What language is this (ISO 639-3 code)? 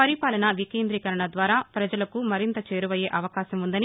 tel